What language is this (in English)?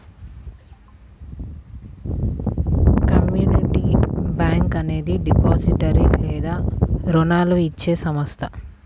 Telugu